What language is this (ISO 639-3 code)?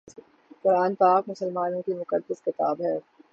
urd